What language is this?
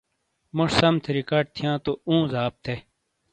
Shina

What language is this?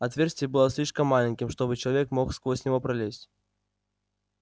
Russian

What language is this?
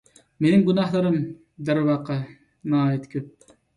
Uyghur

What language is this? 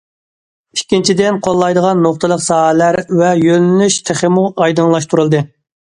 Uyghur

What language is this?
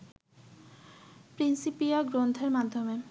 Bangla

